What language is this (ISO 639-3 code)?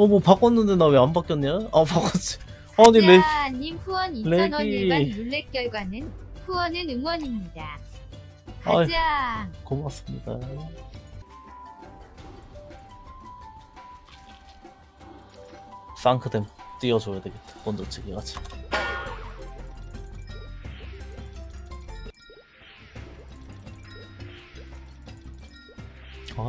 kor